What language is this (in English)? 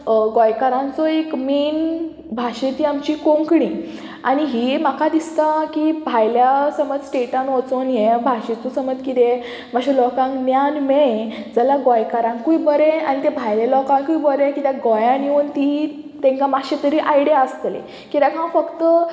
Konkani